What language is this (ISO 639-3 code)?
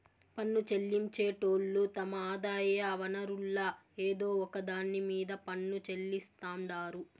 tel